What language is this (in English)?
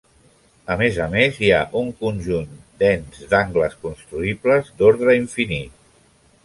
Catalan